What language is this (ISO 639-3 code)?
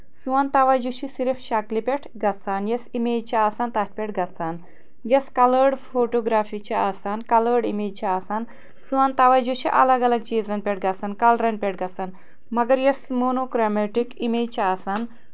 kas